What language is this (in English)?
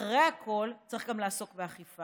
Hebrew